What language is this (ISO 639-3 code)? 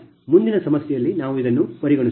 kan